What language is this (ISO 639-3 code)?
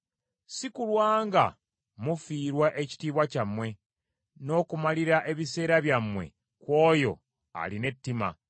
lug